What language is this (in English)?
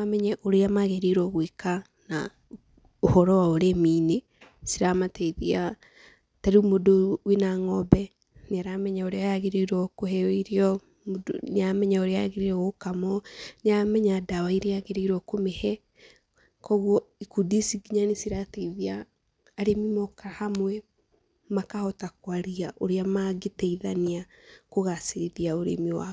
Kikuyu